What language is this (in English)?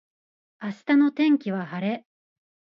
Japanese